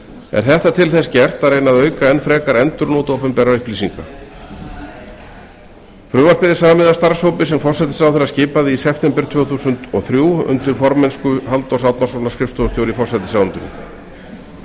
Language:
Icelandic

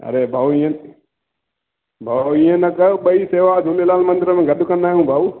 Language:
Sindhi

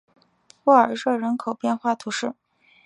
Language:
Chinese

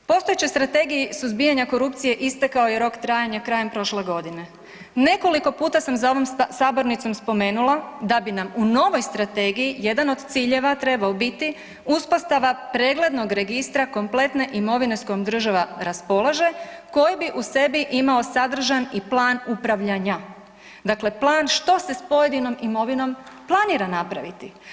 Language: Croatian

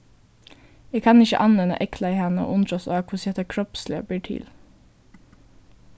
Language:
Faroese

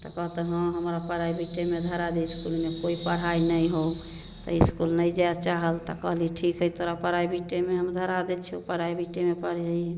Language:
Maithili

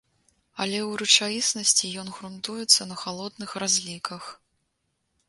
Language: Belarusian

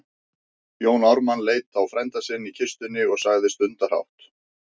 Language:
Icelandic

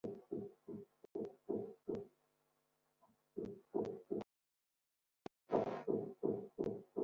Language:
Kabyle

